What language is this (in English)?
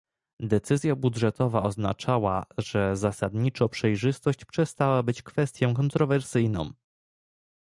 Polish